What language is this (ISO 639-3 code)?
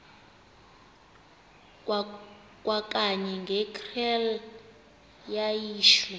xho